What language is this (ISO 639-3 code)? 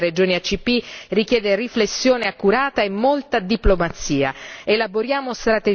ita